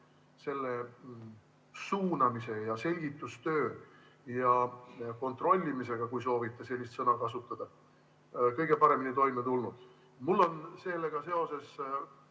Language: Estonian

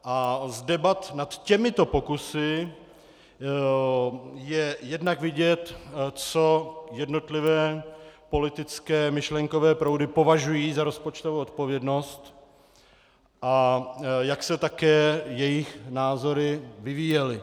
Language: Czech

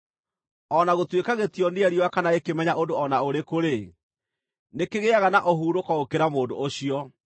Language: Kikuyu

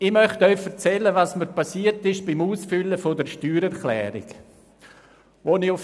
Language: Swiss German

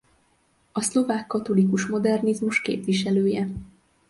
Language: Hungarian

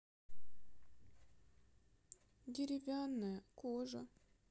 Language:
Russian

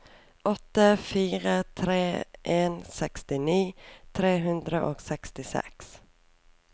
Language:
Norwegian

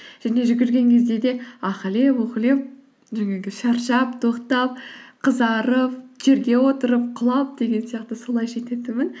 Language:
Kazakh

